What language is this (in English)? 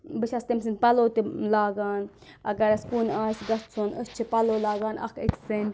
Kashmiri